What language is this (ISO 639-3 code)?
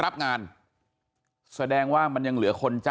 tha